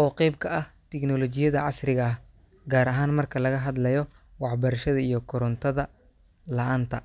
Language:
Somali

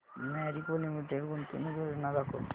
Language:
Marathi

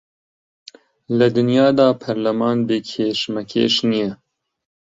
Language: Central Kurdish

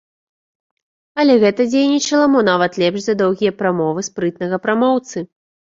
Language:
Belarusian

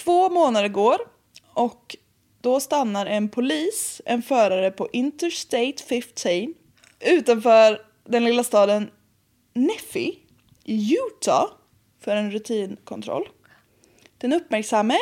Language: Swedish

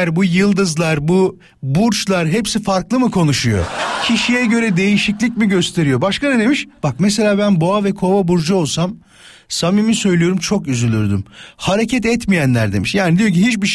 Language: Turkish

